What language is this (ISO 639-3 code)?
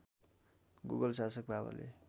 nep